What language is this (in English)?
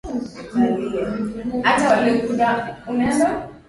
Swahili